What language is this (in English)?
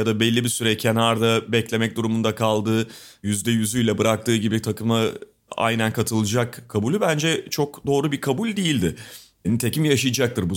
Turkish